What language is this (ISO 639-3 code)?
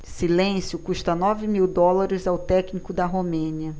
por